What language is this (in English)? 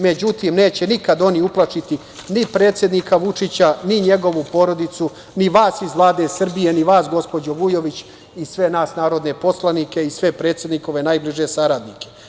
Serbian